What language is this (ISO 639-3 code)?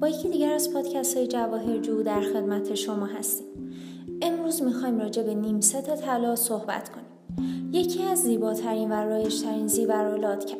fas